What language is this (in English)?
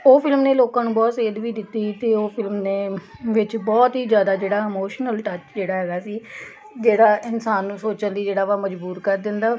Punjabi